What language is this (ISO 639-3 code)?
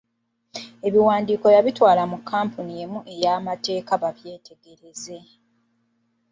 lug